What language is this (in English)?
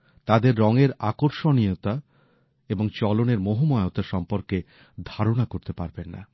Bangla